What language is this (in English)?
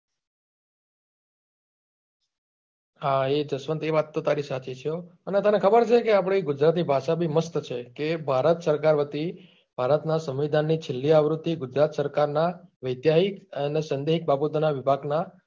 Gujarati